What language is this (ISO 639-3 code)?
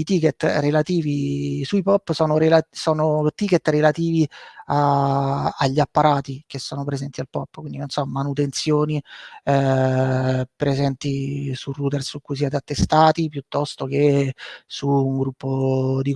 ita